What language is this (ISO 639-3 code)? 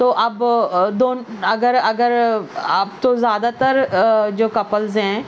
urd